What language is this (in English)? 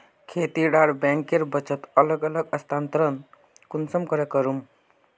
Magahi